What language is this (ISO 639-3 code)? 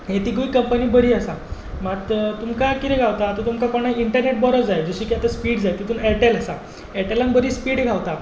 kok